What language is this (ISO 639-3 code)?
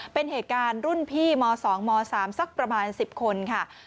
tha